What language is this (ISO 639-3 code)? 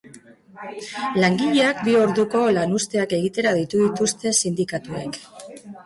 eus